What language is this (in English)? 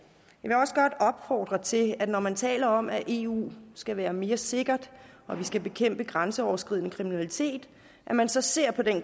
Danish